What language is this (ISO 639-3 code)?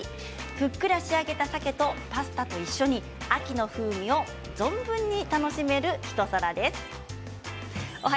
jpn